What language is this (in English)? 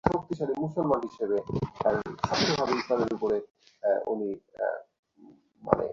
Bangla